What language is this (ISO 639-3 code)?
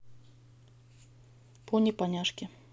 rus